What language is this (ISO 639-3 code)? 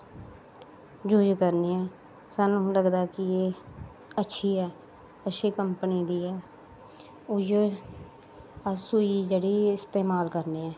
doi